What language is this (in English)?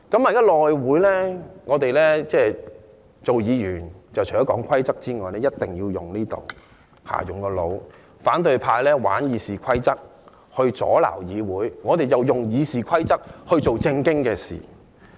Cantonese